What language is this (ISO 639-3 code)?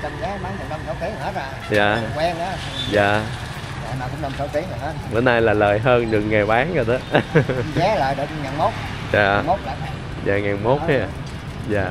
vie